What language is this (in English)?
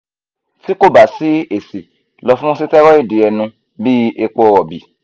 Yoruba